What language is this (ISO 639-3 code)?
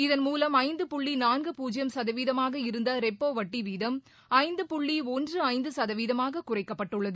tam